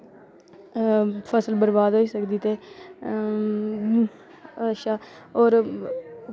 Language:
Dogri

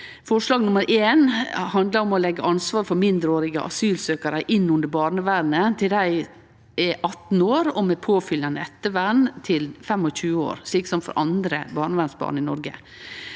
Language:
Norwegian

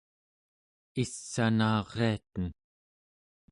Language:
Central Yupik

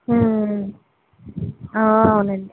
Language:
Telugu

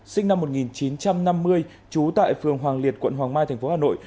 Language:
Vietnamese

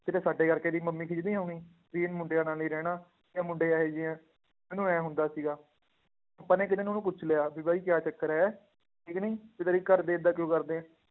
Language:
Punjabi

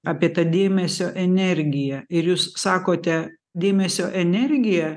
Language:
Lithuanian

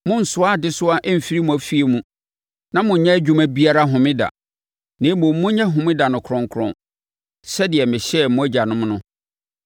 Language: Akan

